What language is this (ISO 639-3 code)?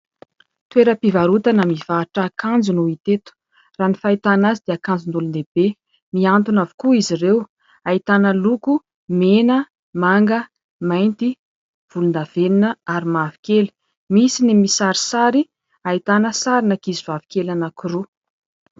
mlg